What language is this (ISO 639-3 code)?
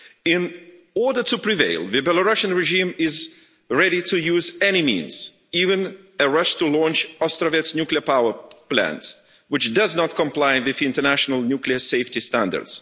eng